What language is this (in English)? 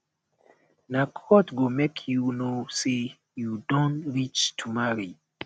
Nigerian Pidgin